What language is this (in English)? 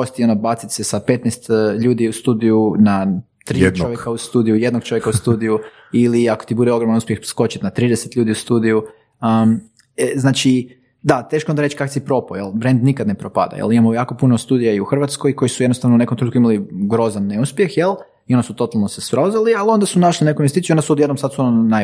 Croatian